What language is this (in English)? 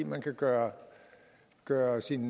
Danish